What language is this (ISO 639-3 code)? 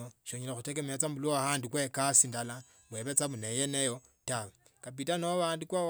lto